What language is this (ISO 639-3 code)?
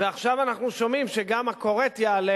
heb